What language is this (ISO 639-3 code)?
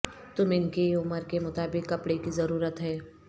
urd